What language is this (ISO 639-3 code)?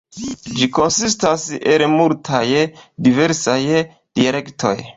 epo